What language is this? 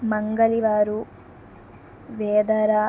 Telugu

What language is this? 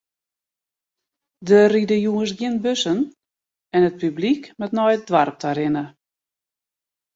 Western Frisian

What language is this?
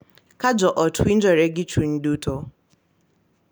Luo (Kenya and Tanzania)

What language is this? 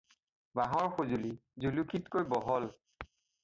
Assamese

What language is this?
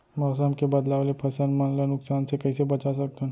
Chhattisgarhi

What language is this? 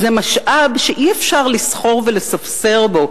Hebrew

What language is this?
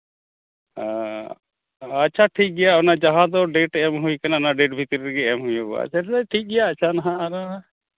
Santali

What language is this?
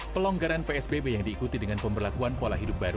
Indonesian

